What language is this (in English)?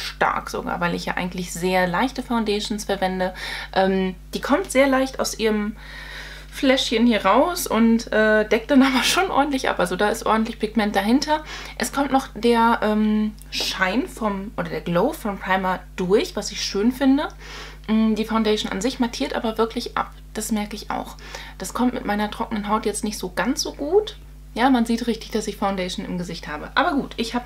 German